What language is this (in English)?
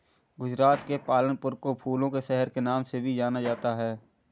Hindi